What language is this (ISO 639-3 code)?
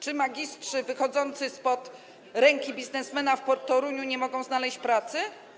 pol